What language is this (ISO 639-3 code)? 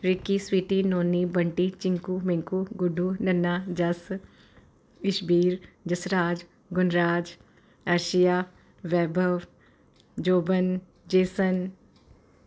pan